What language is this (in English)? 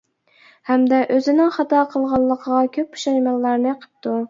Uyghur